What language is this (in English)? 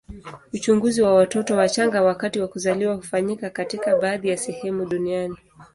Swahili